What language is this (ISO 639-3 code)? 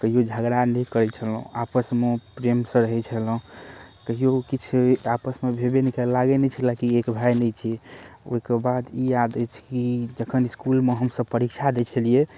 mai